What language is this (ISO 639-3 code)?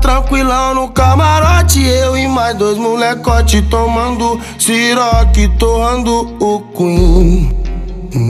por